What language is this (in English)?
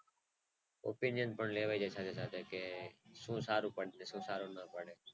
Gujarati